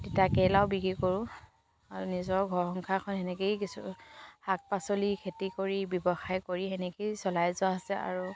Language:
Assamese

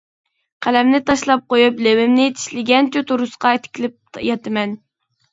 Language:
Uyghur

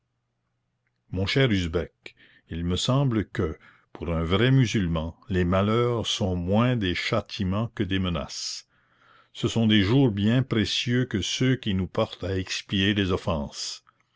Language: French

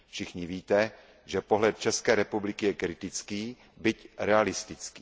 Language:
Czech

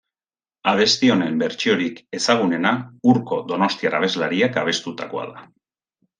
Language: Basque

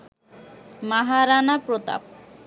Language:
Bangla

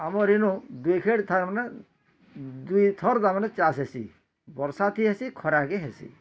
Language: Odia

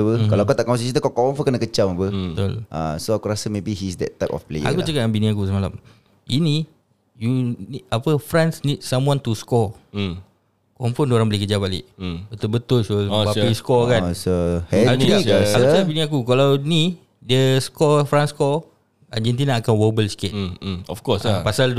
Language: Malay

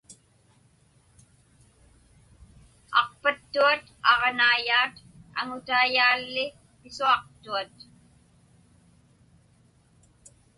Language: Inupiaq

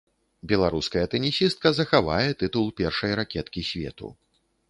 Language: Belarusian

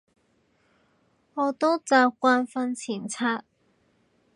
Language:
Cantonese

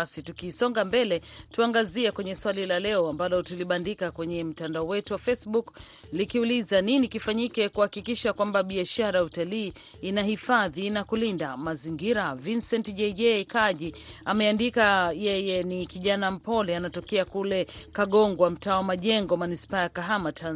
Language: Swahili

